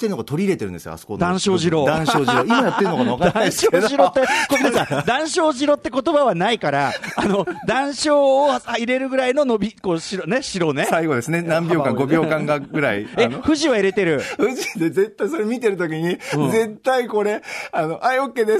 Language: Japanese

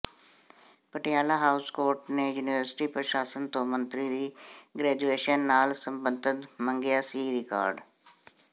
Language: Punjabi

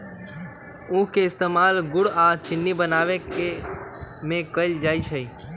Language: Magahi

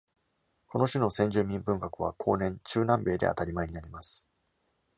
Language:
Japanese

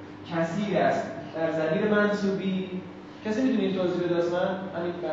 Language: Persian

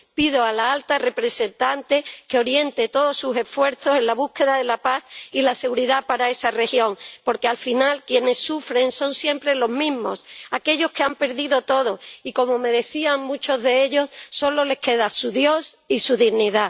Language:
Spanish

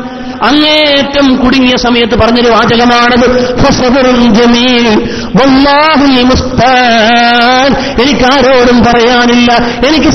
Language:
Arabic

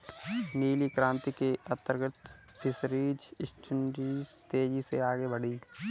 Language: Hindi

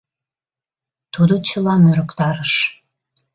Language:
Mari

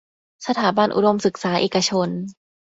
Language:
Thai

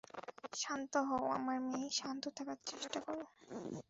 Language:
Bangla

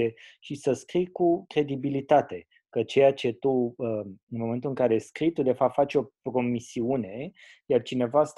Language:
Romanian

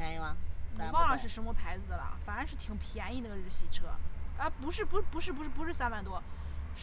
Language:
Chinese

